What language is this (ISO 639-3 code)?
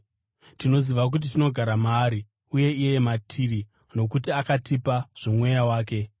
sna